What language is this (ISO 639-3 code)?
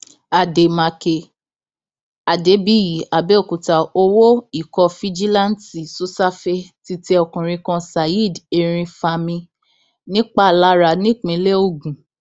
yor